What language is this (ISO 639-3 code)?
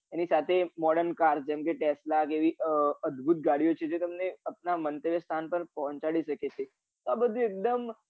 guj